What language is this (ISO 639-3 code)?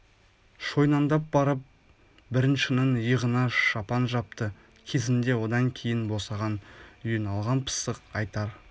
kaz